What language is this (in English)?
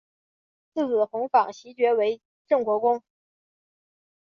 Chinese